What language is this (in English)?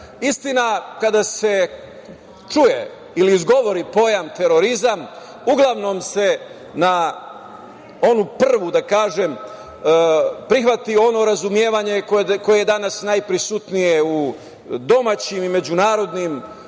Serbian